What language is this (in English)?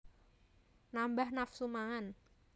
Javanese